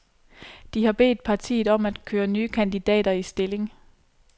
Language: Danish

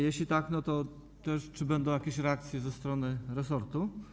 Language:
Polish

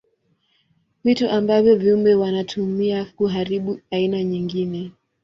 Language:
Swahili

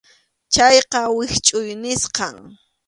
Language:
Arequipa-La Unión Quechua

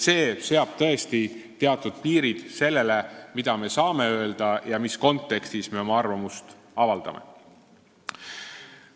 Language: Estonian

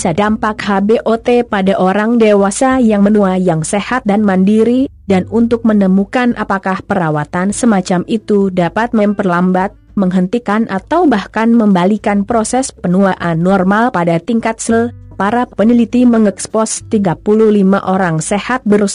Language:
Indonesian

